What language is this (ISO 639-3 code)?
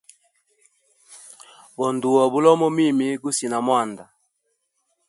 hem